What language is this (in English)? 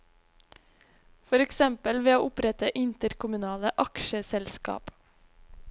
Norwegian